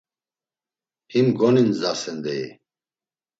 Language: Laz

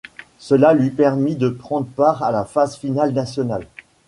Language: French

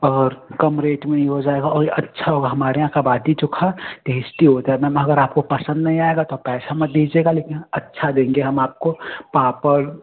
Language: Hindi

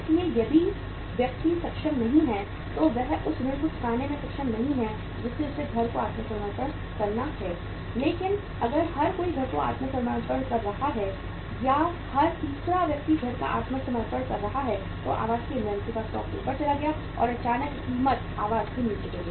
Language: Hindi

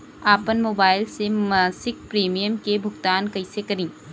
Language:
Bhojpuri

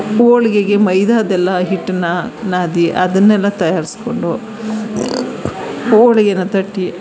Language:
Kannada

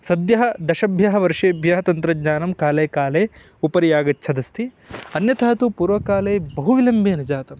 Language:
Sanskrit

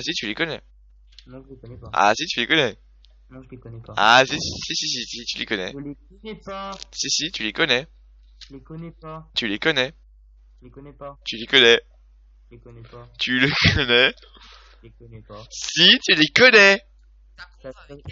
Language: French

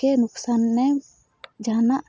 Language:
Santali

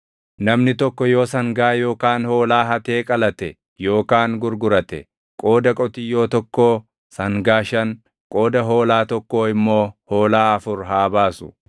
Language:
Oromo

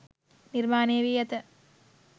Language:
Sinhala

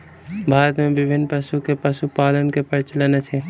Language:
Maithili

